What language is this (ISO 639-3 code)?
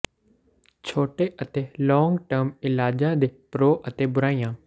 pan